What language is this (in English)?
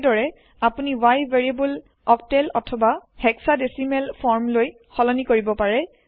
Assamese